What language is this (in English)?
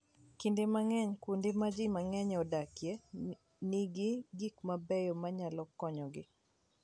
Luo (Kenya and Tanzania)